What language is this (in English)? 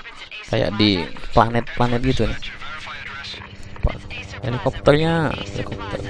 Indonesian